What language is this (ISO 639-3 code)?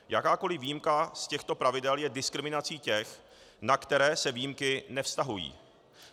ces